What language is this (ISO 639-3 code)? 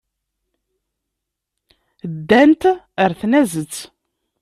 kab